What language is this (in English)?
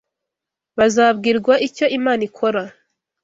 Kinyarwanda